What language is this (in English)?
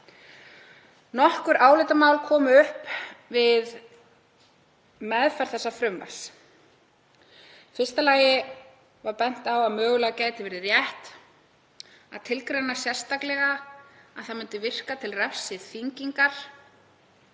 Icelandic